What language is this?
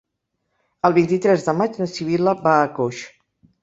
Catalan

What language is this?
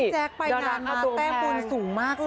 Thai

